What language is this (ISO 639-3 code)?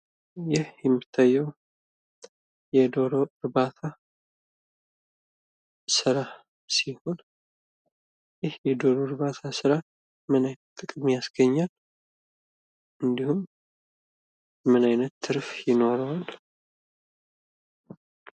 amh